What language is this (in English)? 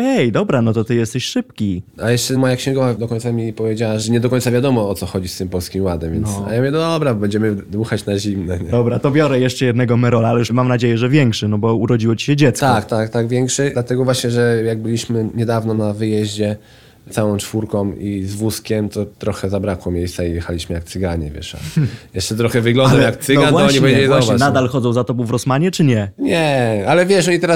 Polish